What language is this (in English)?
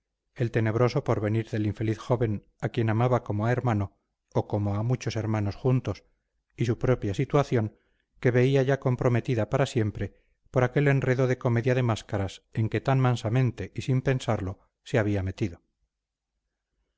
Spanish